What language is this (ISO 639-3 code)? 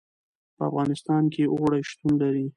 pus